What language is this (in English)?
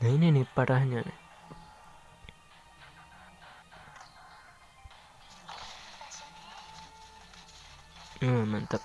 Indonesian